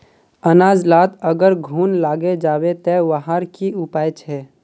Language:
Magahi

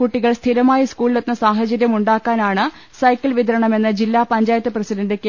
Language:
Malayalam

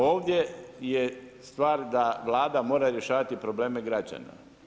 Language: Croatian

